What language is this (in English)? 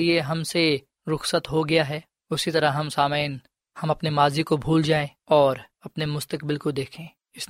Urdu